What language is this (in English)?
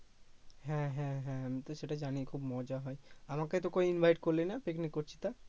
Bangla